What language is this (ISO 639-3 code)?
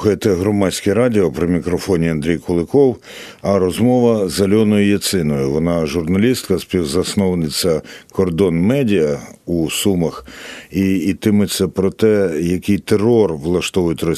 ukr